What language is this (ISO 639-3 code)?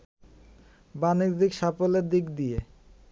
ben